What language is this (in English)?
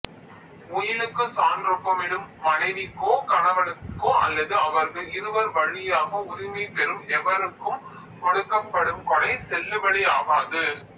Tamil